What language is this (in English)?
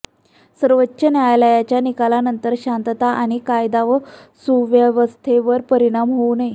Marathi